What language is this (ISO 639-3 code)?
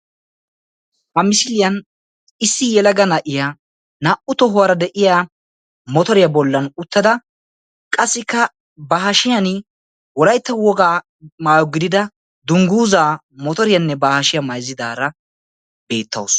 wal